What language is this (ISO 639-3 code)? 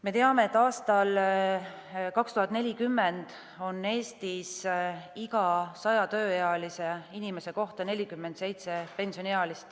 est